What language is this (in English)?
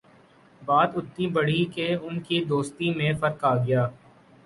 Urdu